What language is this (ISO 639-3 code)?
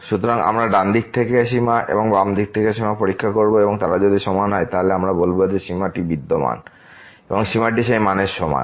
ben